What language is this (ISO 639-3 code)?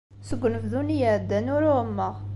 kab